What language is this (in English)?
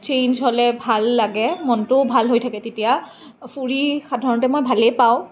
Assamese